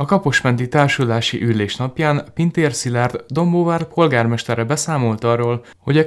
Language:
Hungarian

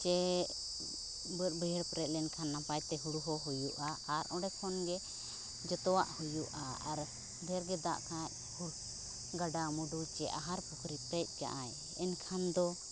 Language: Santali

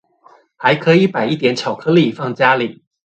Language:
Chinese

